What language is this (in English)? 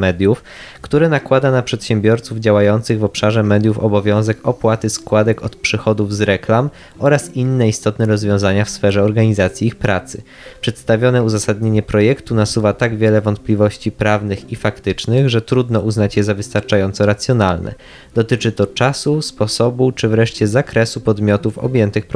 Polish